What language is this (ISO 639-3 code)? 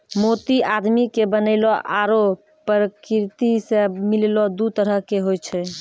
mai